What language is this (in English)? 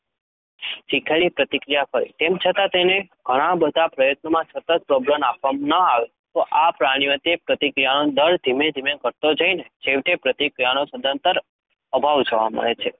Gujarati